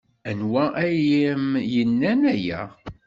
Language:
Kabyle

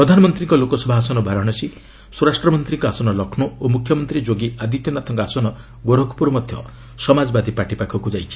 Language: Odia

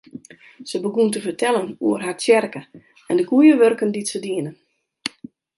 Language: Western Frisian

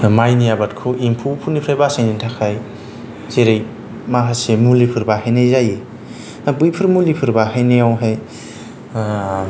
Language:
Bodo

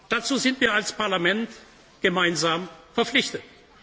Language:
German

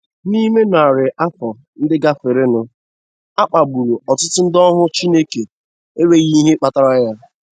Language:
Igbo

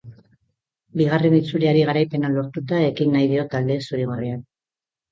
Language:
Basque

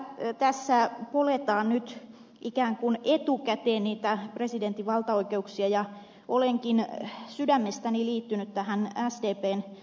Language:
Finnish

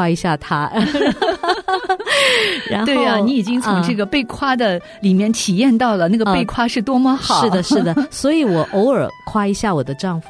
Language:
Chinese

